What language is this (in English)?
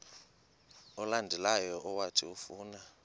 Xhosa